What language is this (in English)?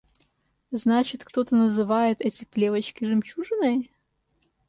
Russian